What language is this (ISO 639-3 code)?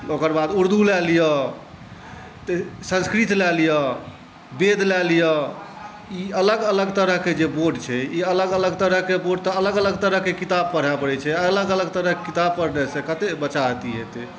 mai